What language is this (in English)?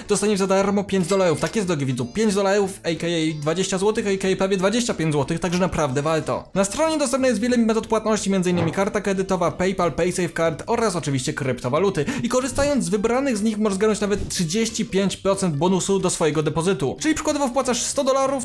Polish